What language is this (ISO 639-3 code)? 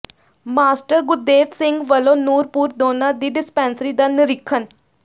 pan